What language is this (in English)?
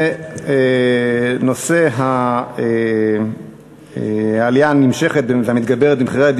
Hebrew